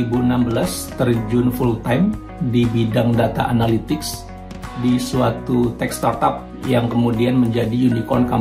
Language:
Indonesian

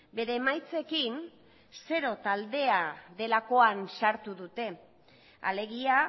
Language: Basque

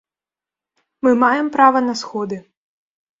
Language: Belarusian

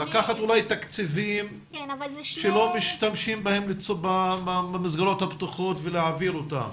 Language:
Hebrew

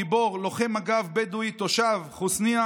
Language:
Hebrew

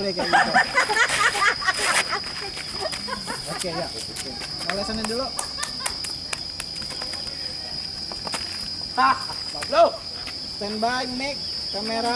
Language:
Indonesian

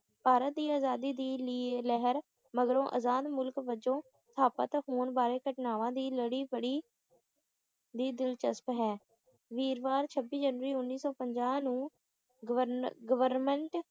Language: Punjabi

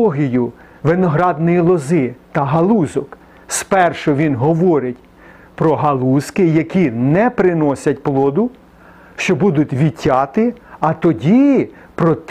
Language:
Ukrainian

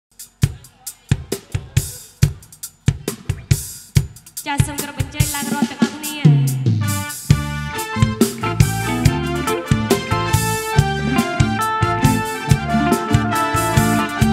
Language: Thai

